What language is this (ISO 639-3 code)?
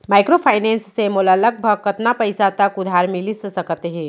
hne